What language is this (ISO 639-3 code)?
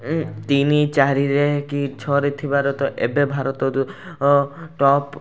ori